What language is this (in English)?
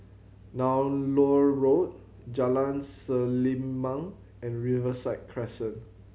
English